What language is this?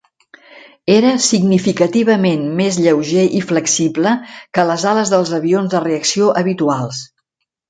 Catalan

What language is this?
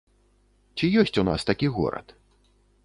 Belarusian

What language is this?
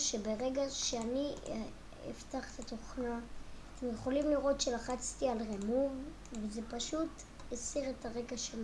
Hebrew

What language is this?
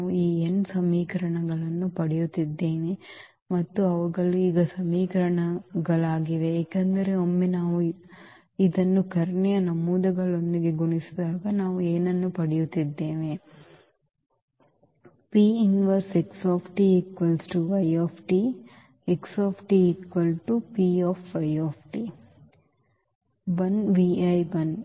Kannada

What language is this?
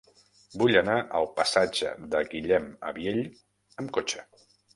Catalan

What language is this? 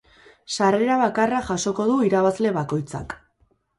Basque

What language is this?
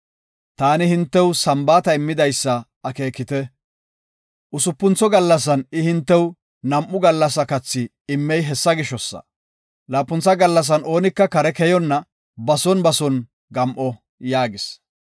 Gofa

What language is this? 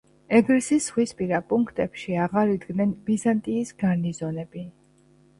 Georgian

